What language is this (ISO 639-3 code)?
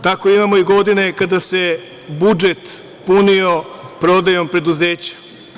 srp